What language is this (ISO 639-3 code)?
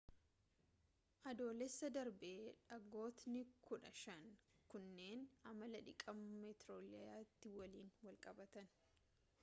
orm